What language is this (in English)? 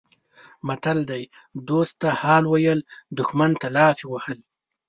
Pashto